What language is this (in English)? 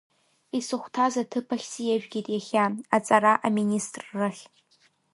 Abkhazian